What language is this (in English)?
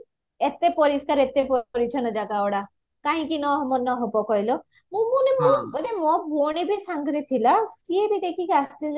Odia